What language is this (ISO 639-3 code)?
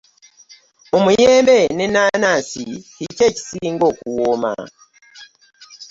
lug